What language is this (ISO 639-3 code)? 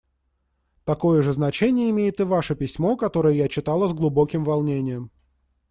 rus